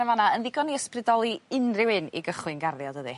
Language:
Welsh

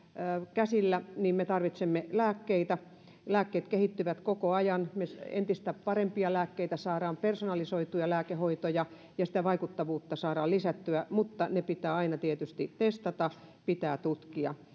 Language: Finnish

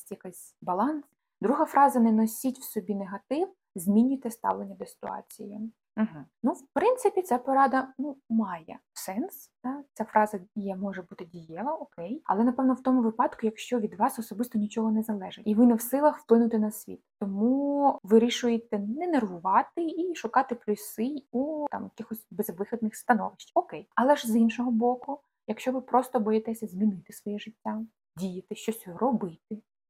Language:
Ukrainian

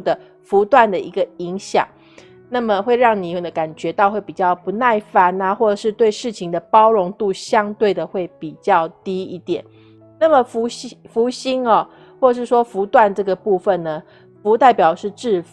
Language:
Chinese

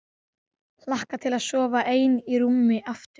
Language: Icelandic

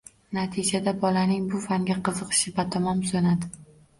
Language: Uzbek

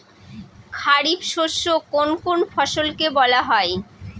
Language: Bangla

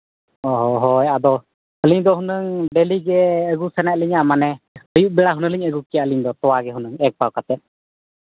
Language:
Santali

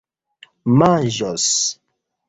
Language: Esperanto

